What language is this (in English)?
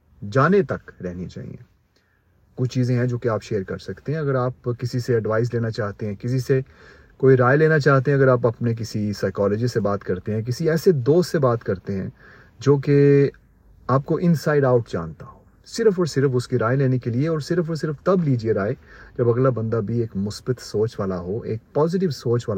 Urdu